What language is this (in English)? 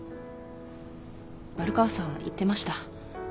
Japanese